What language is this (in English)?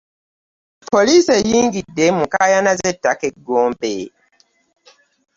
Ganda